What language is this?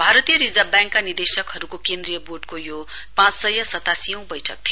Nepali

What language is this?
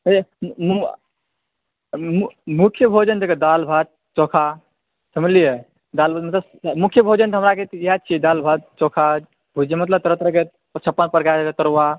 Maithili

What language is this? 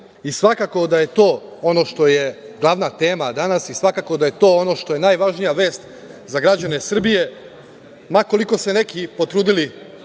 Serbian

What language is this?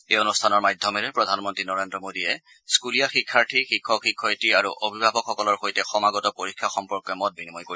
Assamese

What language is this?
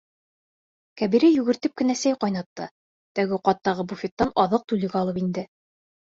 Bashkir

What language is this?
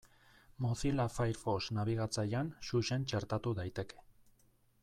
Basque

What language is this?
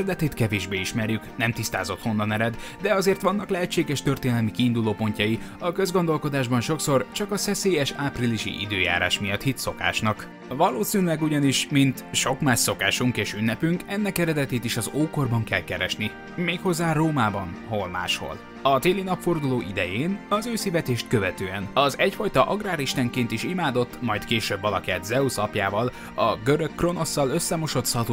Hungarian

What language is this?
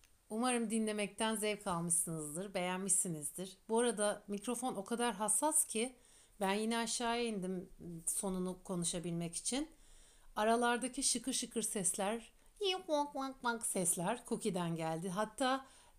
Turkish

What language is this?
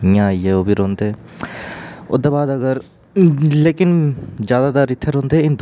Dogri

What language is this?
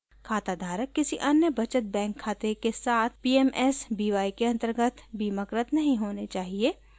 Hindi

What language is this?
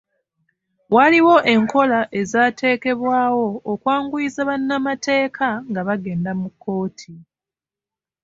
Ganda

